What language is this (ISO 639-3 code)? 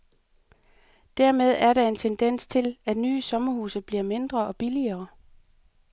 dan